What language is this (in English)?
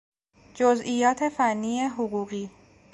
Persian